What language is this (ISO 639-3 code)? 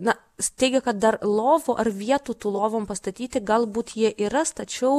lit